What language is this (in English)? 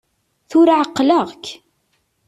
Kabyle